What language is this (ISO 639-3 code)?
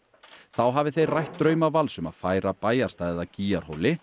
isl